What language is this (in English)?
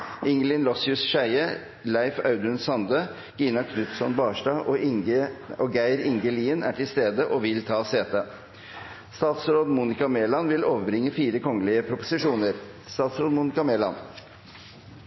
Norwegian Nynorsk